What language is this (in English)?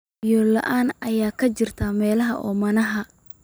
Somali